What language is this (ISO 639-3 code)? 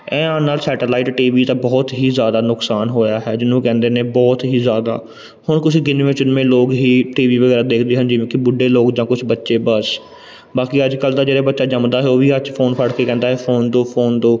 pan